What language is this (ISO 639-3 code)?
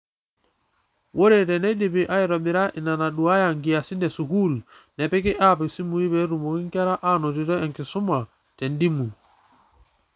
mas